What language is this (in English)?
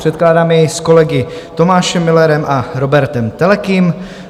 Czech